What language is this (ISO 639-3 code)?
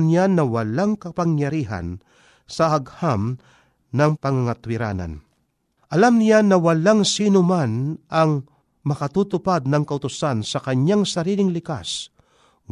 fil